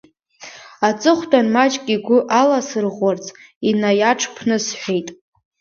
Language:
Abkhazian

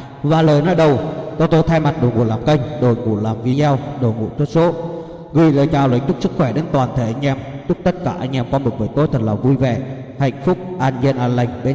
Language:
Vietnamese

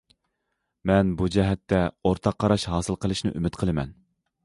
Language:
Uyghur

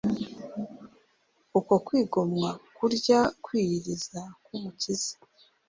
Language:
Kinyarwanda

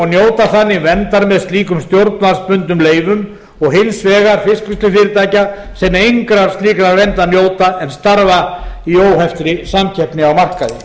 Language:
Icelandic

